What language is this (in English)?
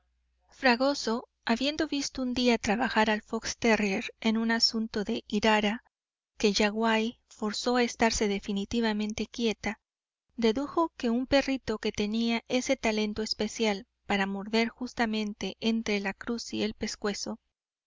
Spanish